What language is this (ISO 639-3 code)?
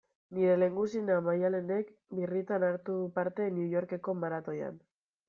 eus